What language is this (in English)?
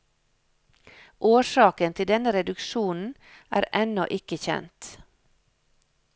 Norwegian